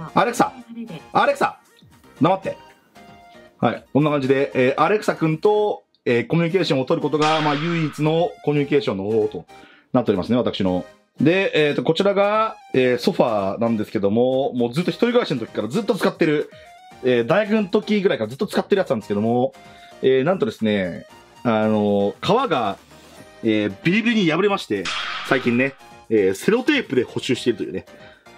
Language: Japanese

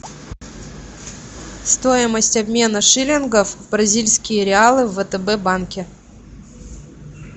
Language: Russian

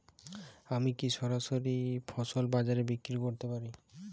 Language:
Bangla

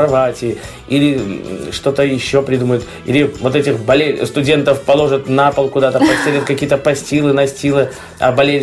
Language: Russian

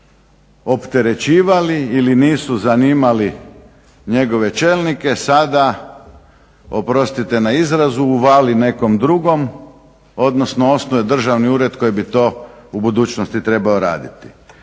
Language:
Croatian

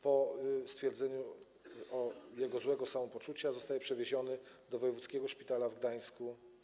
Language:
Polish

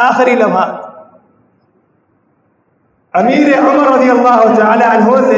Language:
Urdu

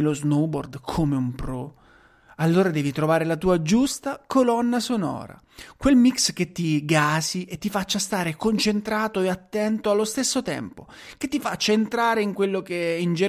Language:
Italian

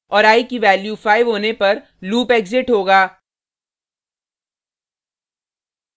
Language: Hindi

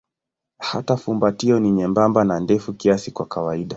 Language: Swahili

